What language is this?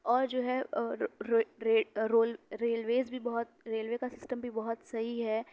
Urdu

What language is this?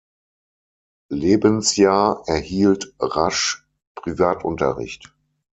German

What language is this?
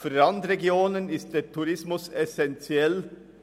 Swiss German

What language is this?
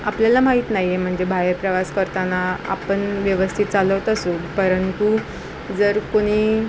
Marathi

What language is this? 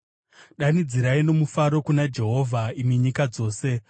Shona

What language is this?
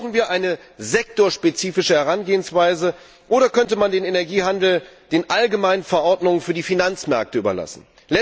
German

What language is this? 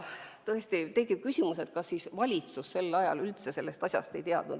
Estonian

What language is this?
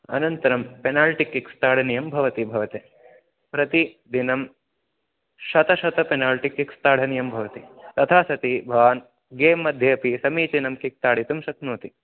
Sanskrit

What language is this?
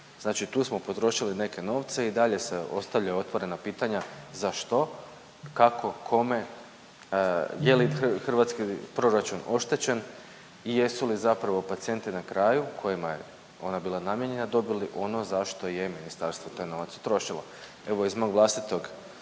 Croatian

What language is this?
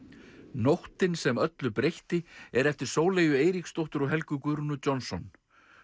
Icelandic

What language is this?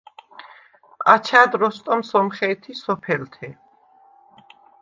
Svan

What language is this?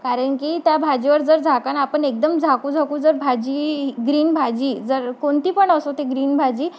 Marathi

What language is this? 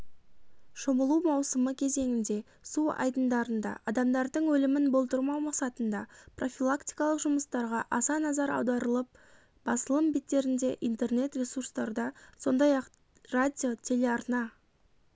Kazakh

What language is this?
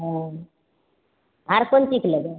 Maithili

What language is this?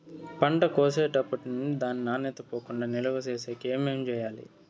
Telugu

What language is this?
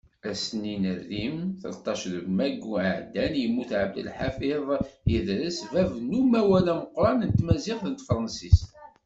Kabyle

